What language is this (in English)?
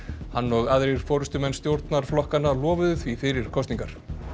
Icelandic